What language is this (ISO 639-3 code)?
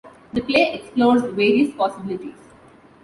eng